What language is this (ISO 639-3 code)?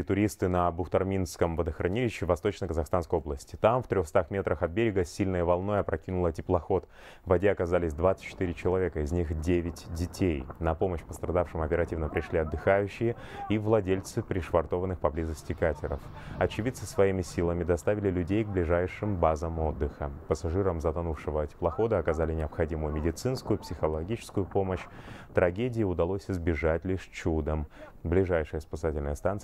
rus